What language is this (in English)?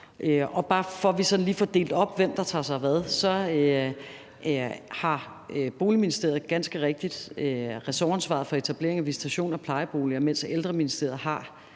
Danish